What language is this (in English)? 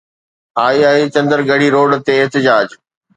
Sindhi